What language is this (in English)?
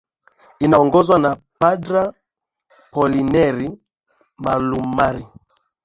Swahili